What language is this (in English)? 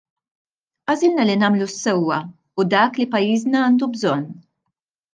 Maltese